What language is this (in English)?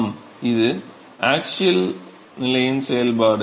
Tamil